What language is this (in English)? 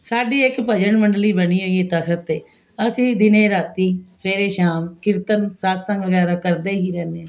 Punjabi